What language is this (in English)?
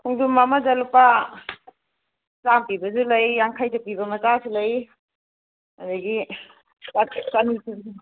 Manipuri